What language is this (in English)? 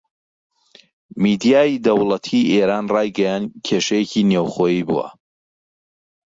Central Kurdish